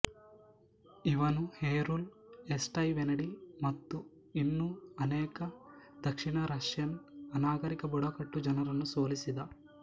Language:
Kannada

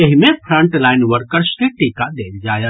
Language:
Maithili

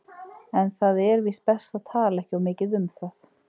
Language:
Icelandic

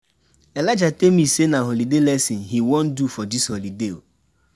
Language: Nigerian Pidgin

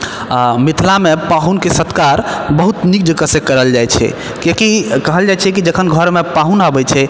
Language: Maithili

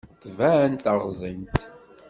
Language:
Kabyle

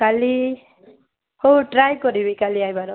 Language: Odia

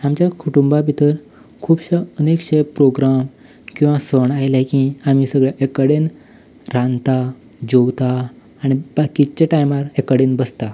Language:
Konkani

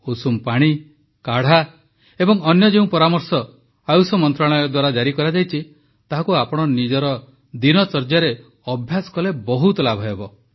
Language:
Odia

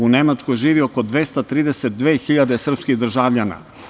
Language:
Serbian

